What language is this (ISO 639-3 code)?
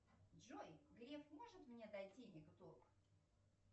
rus